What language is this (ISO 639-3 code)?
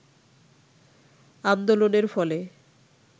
ben